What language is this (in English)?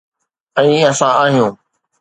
Sindhi